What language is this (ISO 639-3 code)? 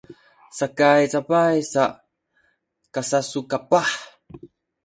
szy